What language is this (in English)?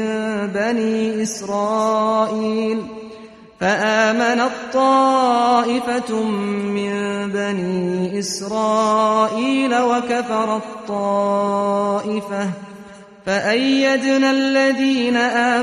Persian